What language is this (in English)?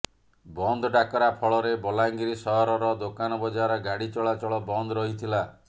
Odia